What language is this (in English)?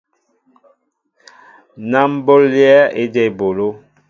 Mbo (Cameroon)